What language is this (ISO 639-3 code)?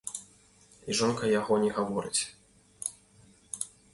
bel